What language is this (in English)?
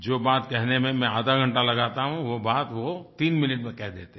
Hindi